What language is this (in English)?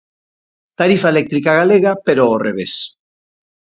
Galician